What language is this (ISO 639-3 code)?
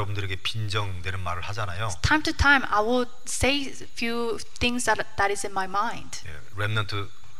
kor